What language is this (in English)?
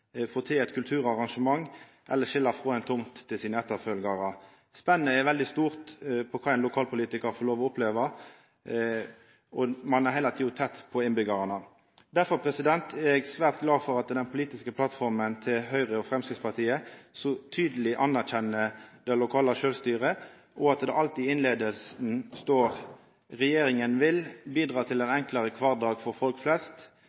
Norwegian Nynorsk